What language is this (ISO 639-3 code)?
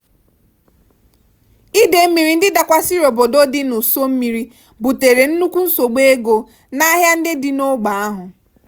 ibo